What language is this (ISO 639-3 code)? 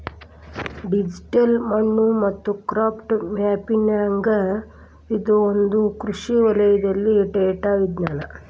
kan